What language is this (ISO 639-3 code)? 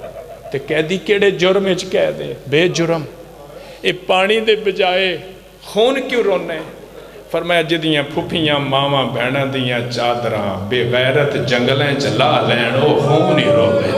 pan